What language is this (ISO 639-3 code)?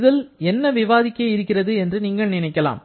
tam